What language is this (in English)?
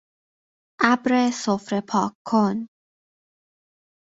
Persian